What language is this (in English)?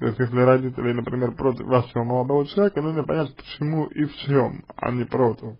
Russian